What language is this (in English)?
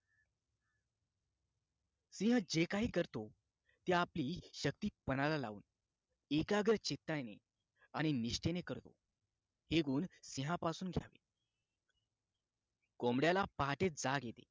Marathi